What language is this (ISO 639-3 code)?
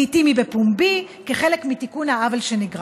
heb